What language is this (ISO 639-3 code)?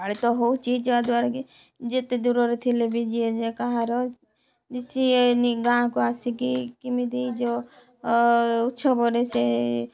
ori